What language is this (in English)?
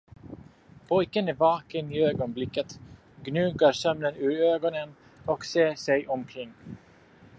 Swedish